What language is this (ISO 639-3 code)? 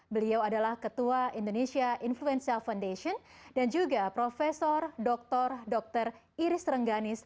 ind